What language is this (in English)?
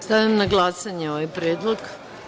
Serbian